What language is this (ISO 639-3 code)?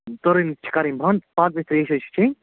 kas